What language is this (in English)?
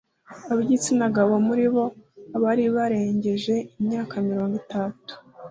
Kinyarwanda